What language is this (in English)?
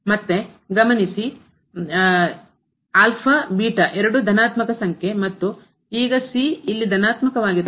Kannada